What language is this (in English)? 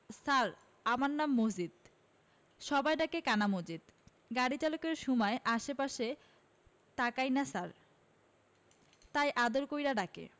Bangla